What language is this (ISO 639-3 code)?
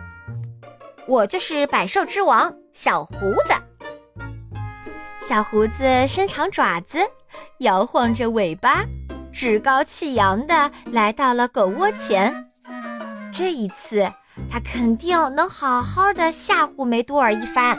zho